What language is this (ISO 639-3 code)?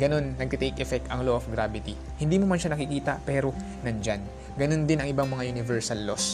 fil